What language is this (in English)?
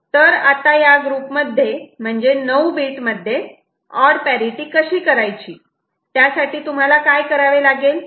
Marathi